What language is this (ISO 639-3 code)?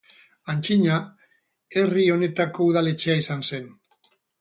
eus